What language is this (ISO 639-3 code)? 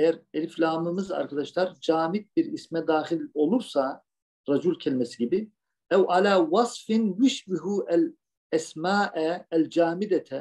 tur